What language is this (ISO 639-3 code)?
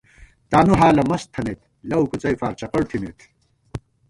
gwt